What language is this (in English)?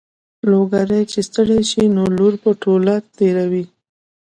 Pashto